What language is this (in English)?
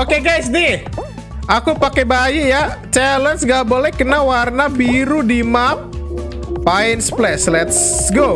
Indonesian